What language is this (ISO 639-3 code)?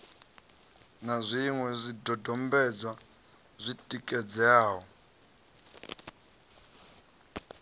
ven